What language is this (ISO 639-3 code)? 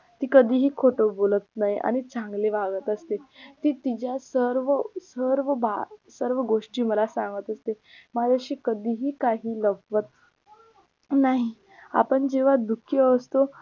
mar